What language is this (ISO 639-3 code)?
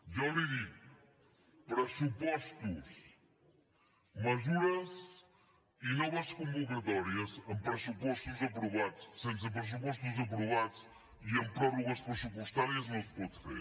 cat